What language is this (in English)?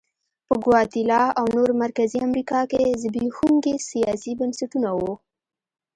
Pashto